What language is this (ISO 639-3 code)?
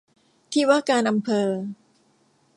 tha